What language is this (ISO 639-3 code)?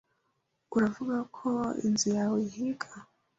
kin